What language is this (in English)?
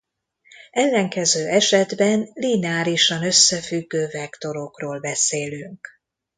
Hungarian